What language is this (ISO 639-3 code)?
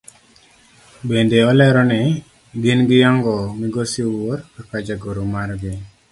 luo